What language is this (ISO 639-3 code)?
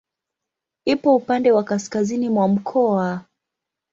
swa